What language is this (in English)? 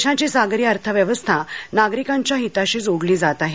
Marathi